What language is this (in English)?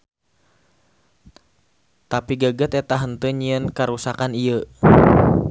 Sundanese